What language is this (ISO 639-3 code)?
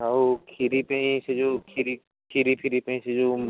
ori